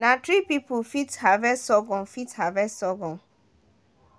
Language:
Nigerian Pidgin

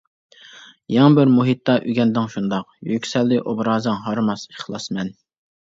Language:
Uyghur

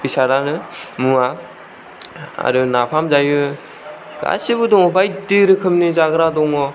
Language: Bodo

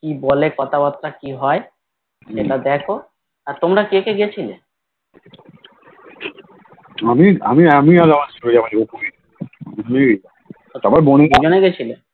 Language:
Bangla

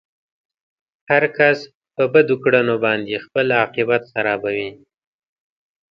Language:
Pashto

